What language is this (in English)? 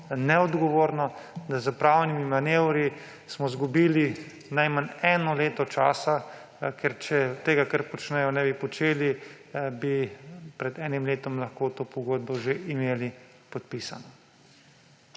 Slovenian